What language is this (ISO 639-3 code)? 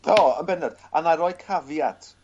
cym